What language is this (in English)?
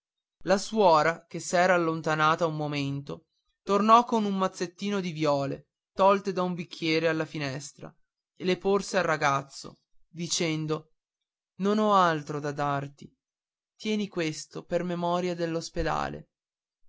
Italian